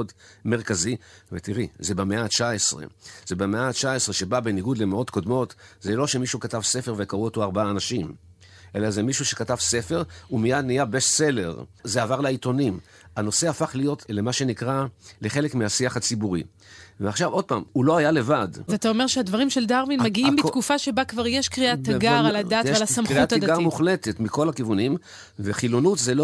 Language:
Hebrew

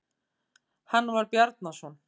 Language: Icelandic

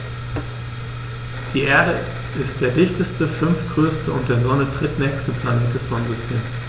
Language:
German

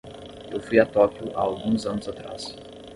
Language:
Portuguese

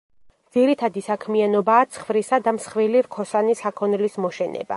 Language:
Georgian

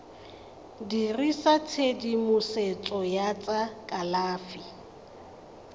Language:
Tswana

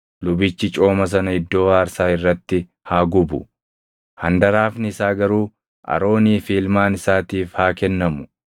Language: Oromo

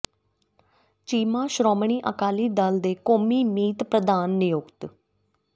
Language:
Punjabi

